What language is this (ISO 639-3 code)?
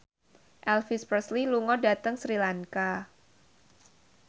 jav